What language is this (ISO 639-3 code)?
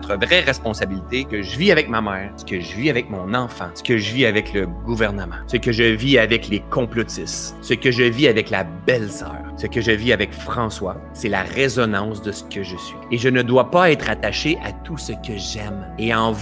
fra